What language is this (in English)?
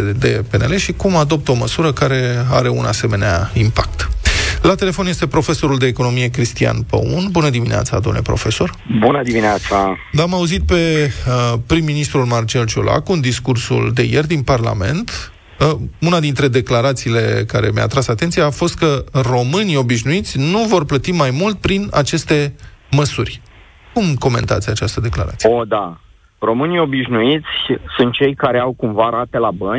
Romanian